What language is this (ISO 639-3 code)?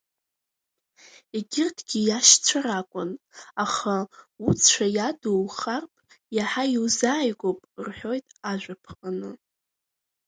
abk